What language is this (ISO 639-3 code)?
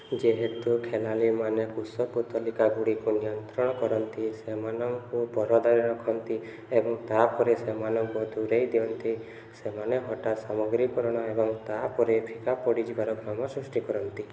ori